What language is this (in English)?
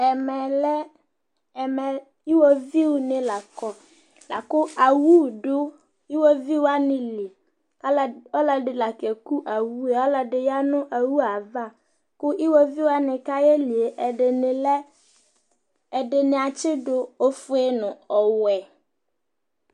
Ikposo